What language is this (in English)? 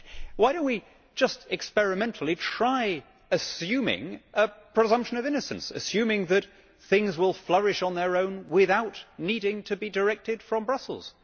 English